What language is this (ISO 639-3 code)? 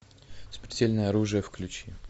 rus